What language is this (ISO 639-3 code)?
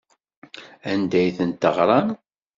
kab